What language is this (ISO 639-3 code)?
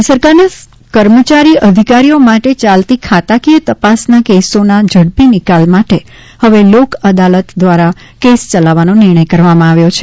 guj